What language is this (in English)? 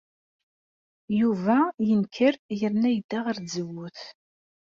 Kabyle